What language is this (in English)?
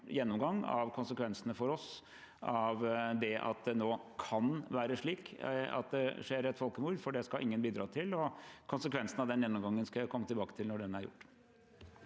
Norwegian